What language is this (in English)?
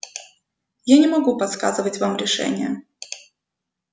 Russian